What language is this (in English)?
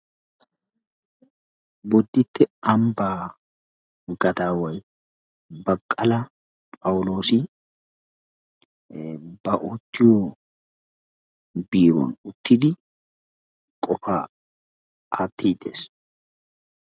Wolaytta